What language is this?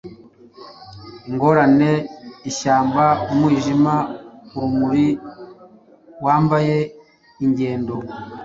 Kinyarwanda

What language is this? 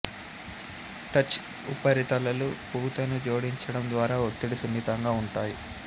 Telugu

